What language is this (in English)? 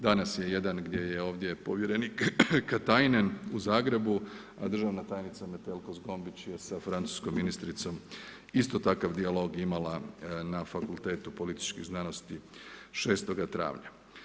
Croatian